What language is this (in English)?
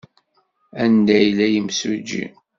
Kabyle